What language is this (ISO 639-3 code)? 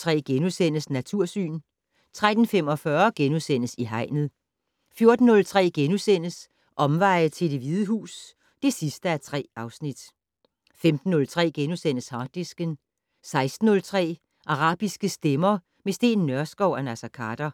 dan